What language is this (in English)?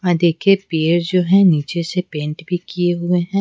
Hindi